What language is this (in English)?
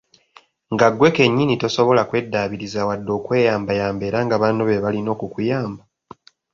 Ganda